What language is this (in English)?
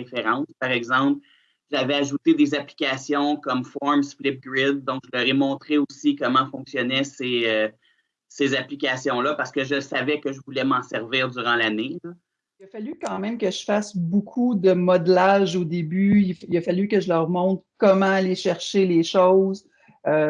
French